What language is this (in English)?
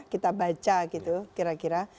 Indonesian